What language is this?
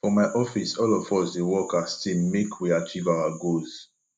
Nigerian Pidgin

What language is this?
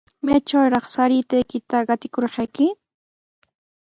Sihuas Ancash Quechua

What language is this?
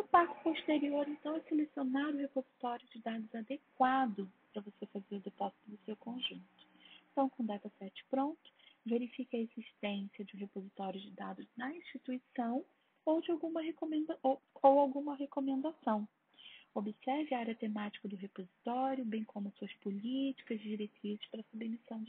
Portuguese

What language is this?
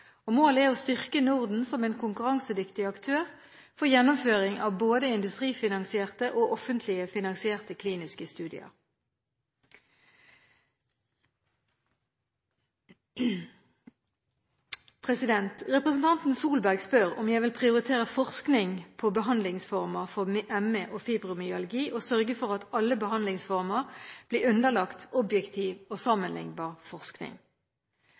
Norwegian Bokmål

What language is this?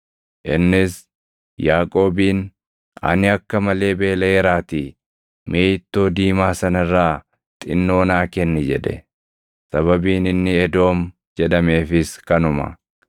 Oromo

